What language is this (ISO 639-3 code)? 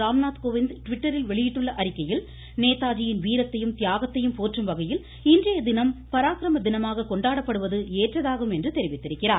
tam